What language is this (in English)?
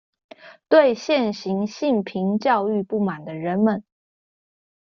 Chinese